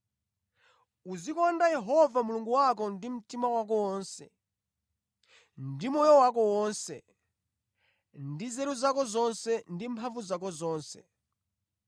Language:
Nyanja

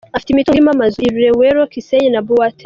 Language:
Kinyarwanda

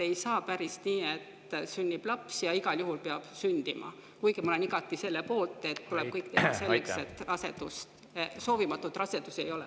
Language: Estonian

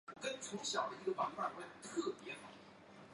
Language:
Chinese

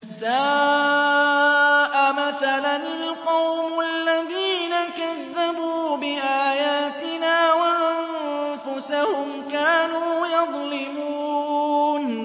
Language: Arabic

